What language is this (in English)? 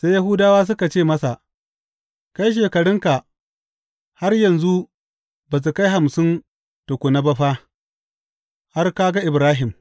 Hausa